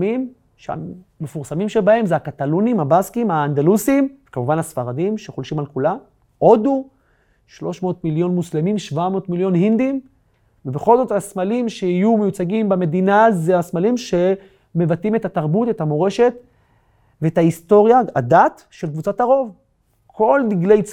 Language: Hebrew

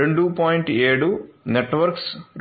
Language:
Telugu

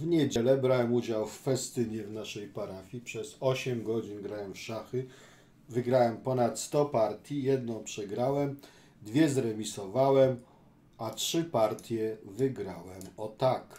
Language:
Polish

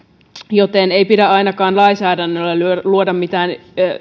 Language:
Finnish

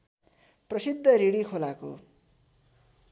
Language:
Nepali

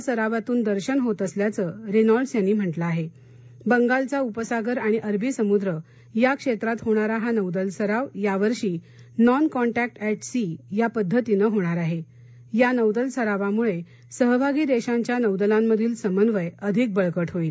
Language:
Marathi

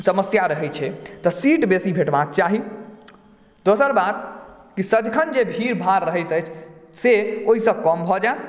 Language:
Maithili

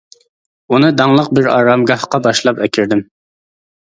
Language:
Uyghur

